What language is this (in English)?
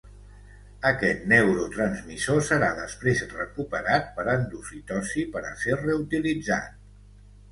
Catalan